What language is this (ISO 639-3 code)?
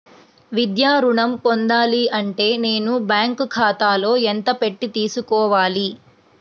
tel